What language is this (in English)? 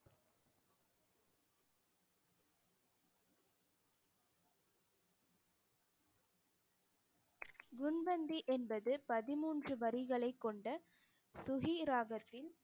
Tamil